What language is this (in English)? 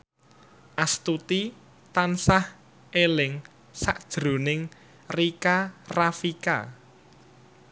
Javanese